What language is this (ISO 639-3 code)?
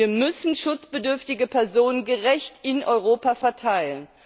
deu